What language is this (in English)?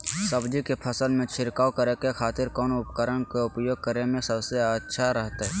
Magahi